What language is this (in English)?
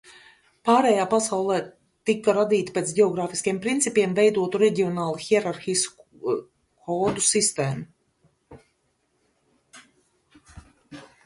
Latvian